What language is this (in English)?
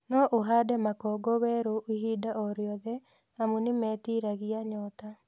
Kikuyu